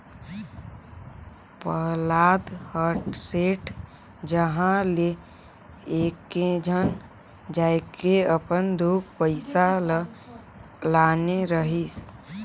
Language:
Chhattisgarhi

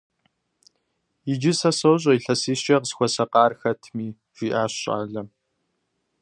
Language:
Kabardian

